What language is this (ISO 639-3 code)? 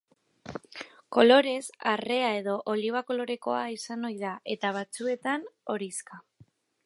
eus